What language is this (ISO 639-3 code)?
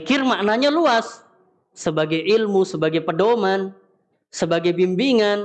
ind